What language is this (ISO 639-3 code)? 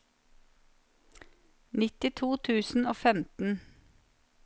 nor